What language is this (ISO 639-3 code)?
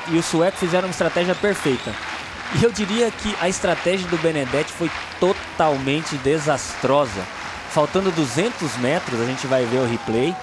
por